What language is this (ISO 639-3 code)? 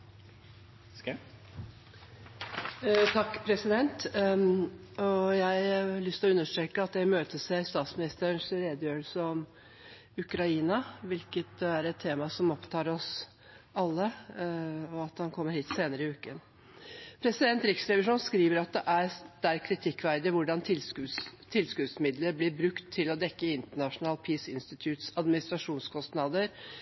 nob